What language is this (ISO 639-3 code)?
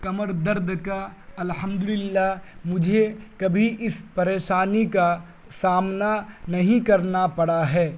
urd